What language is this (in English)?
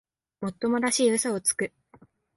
Japanese